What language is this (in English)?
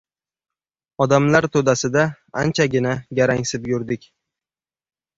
Uzbek